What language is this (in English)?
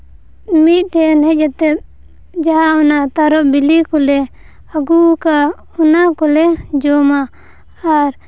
Santali